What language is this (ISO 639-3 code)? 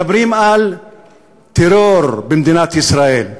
heb